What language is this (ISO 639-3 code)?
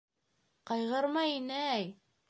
bak